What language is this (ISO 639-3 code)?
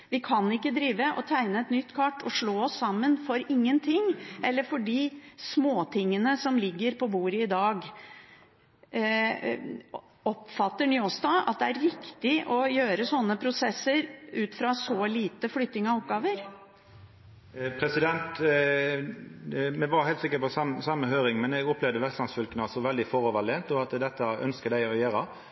nor